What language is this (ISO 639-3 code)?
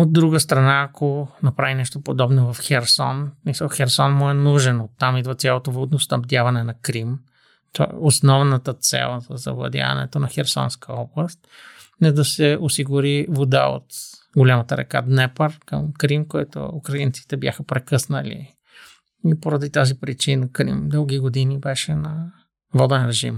bul